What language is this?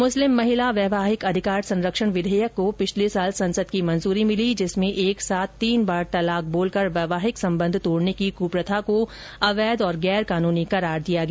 Hindi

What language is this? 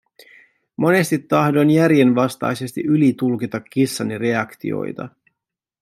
Finnish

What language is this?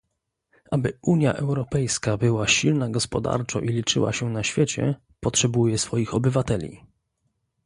Polish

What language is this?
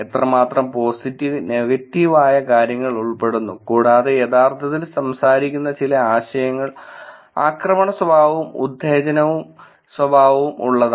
Malayalam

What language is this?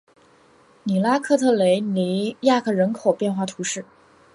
Chinese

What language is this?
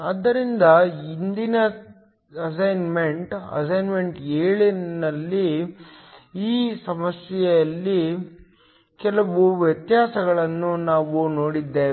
Kannada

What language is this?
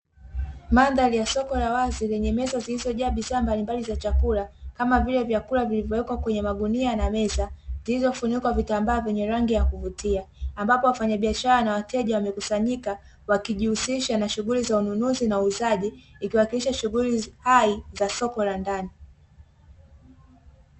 Swahili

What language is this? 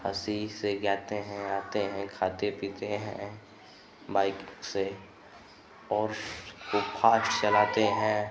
Hindi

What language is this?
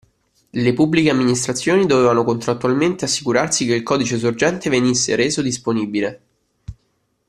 Italian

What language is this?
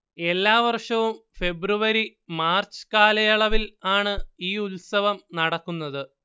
Malayalam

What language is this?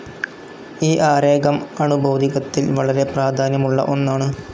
Malayalam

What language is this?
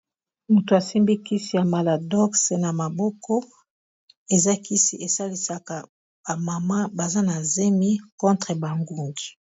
Lingala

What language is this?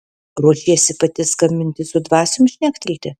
Lithuanian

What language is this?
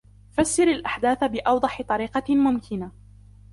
Arabic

